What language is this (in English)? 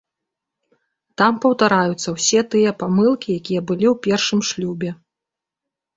Belarusian